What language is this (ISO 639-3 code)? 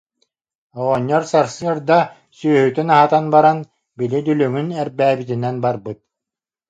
sah